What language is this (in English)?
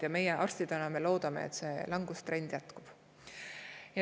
Estonian